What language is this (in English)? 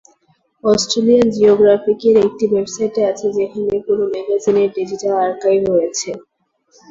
Bangla